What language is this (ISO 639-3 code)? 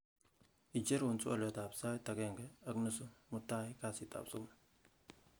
kln